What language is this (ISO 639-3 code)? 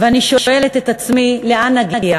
heb